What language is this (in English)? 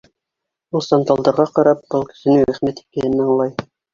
Bashkir